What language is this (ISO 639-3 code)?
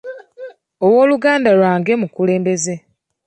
lug